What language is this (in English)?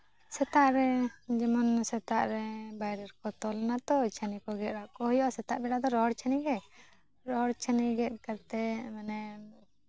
Santali